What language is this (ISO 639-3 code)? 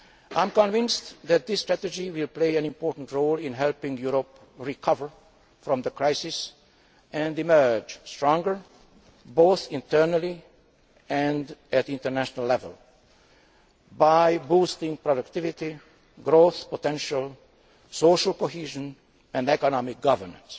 eng